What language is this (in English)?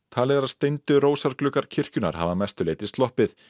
Icelandic